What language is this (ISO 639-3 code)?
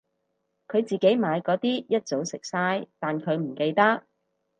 yue